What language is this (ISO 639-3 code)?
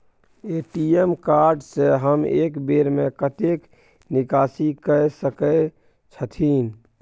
mai